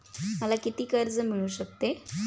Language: Marathi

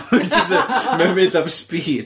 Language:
Welsh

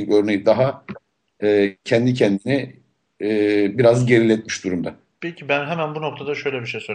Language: Turkish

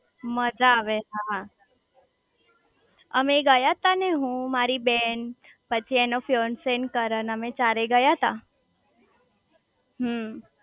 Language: Gujarati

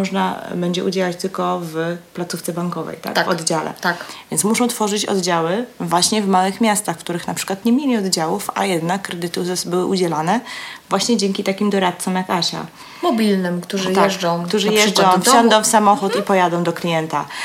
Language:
Polish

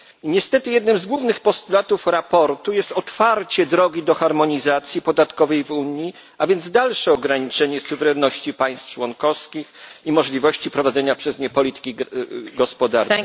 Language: Polish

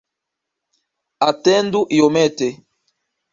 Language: Esperanto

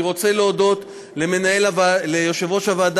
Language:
Hebrew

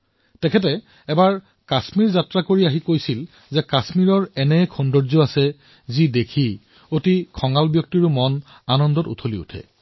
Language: Assamese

